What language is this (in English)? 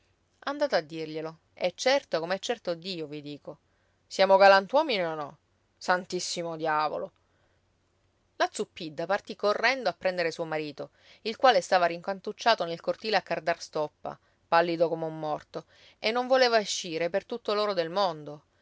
Italian